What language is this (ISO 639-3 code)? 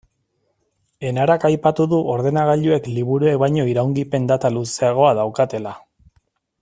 eus